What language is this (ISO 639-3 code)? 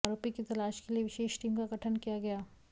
hin